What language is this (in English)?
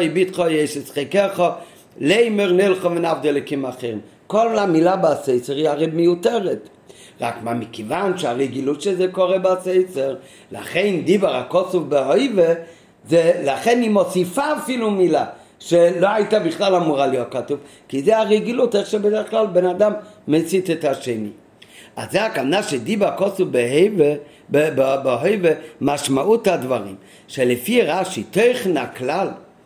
Hebrew